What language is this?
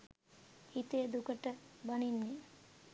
Sinhala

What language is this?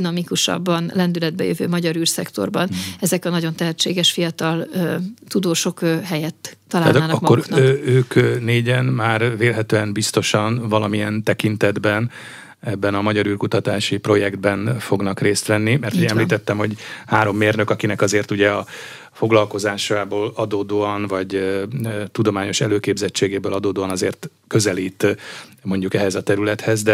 Hungarian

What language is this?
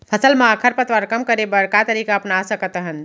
Chhattisgarhi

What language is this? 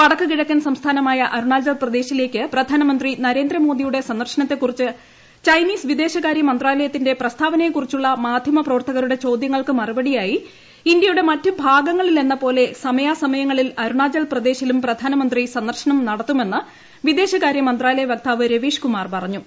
Malayalam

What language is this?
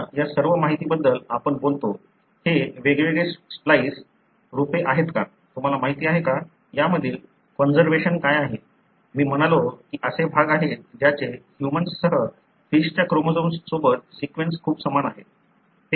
Marathi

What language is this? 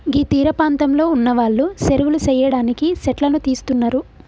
Telugu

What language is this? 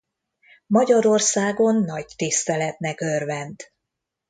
Hungarian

